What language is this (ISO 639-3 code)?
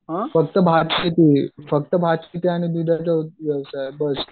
mar